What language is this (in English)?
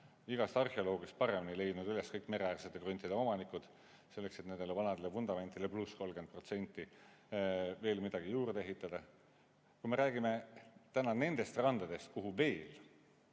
Estonian